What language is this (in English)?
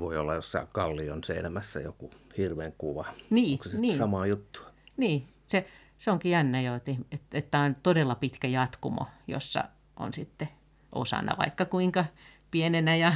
Finnish